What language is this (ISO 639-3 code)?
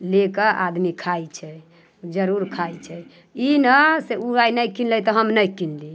mai